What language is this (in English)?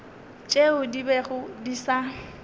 Northern Sotho